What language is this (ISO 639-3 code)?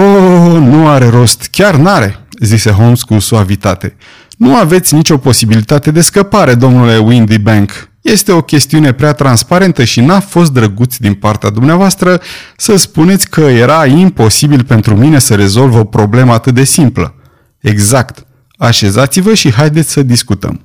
ron